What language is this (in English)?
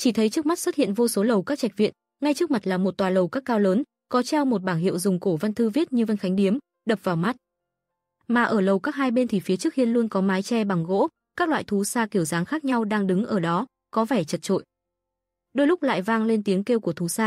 Vietnamese